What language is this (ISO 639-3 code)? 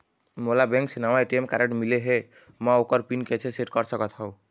hne